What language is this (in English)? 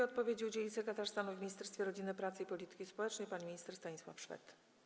Polish